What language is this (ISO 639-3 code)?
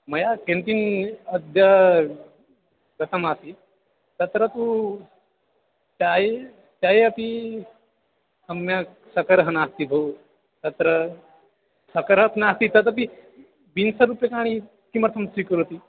san